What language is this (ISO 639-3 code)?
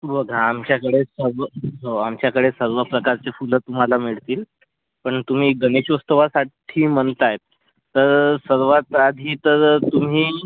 mar